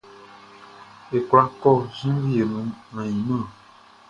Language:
Baoulé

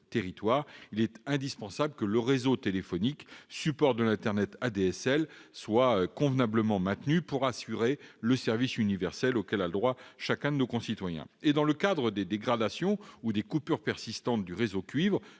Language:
French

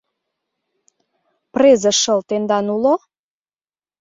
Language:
Mari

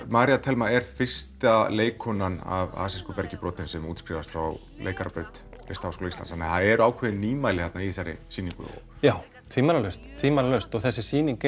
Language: Icelandic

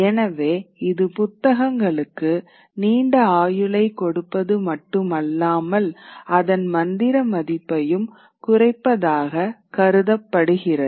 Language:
Tamil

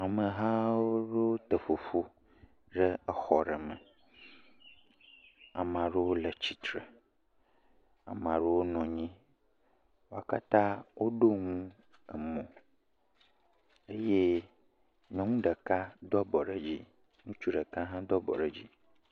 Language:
Ewe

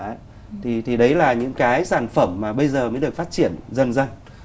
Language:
Vietnamese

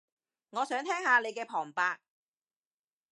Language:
Cantonese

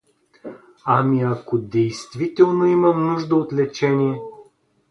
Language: Bulgarian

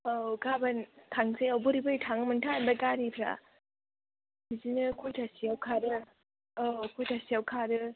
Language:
Bodo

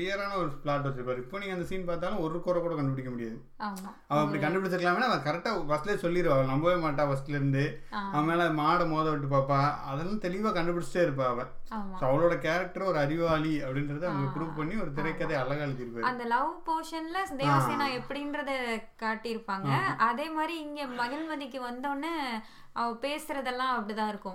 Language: Tamil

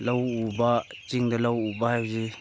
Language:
Manipuri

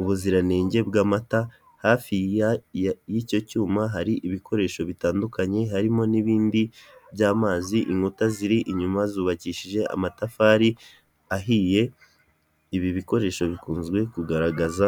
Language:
Kinyarwanda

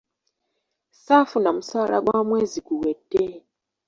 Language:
Ganda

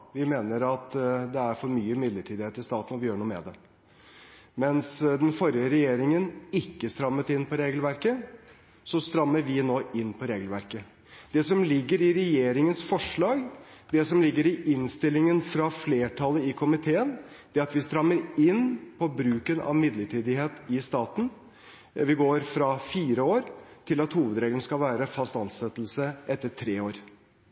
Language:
Norwegian Bokmål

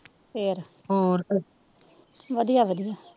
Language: Punjabi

